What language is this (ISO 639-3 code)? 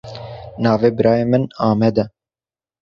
kur